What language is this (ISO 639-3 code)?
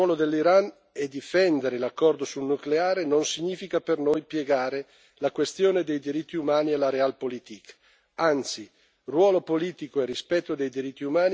ita